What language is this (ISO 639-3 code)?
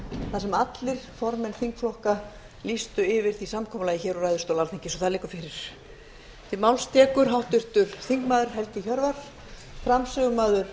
isl